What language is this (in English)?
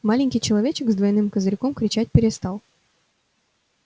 Russian